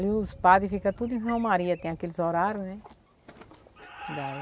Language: Portuguese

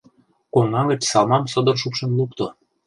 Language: Mari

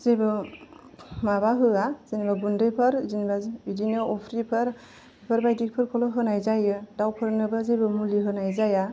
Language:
Bodo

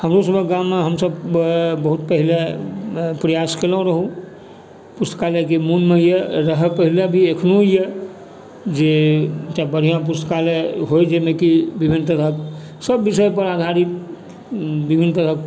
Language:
Maithili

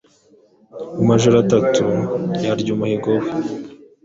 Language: Kinyarwanda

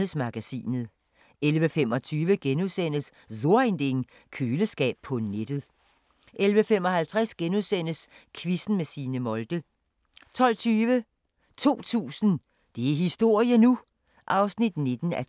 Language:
Danish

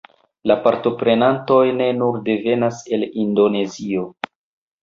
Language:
Esperanto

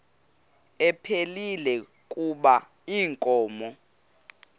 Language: Xhosa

